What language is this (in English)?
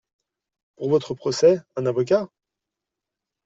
French